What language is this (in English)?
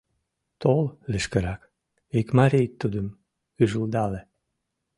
Mari